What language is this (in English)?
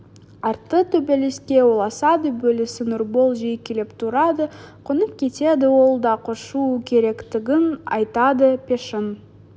Kazakh